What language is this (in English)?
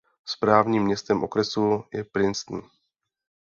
Czech